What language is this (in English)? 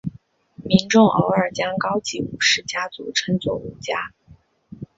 Chinese